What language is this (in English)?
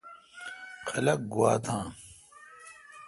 Kalkoti